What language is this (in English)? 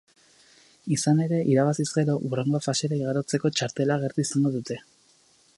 Basque